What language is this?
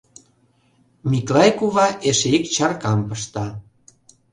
Mari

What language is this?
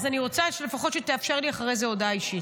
Hebrew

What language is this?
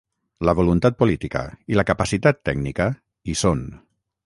Catalan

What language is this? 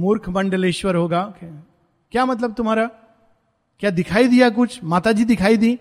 Hindi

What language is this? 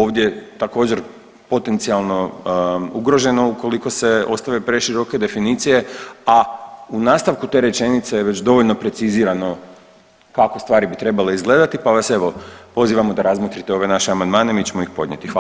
Croatian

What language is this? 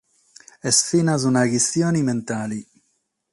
Sardinian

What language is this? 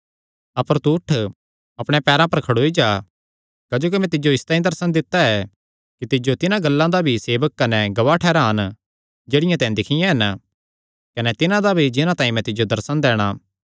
Kangri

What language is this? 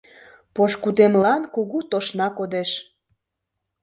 Mari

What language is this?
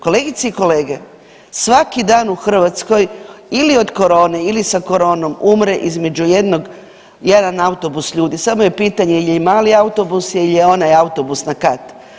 Croatian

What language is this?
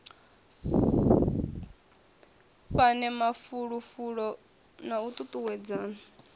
Venda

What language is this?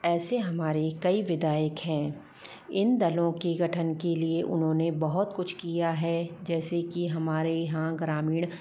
Hindi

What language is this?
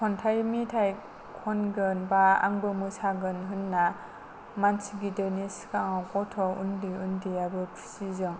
Bodo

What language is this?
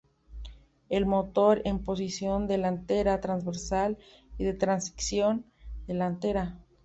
Spanish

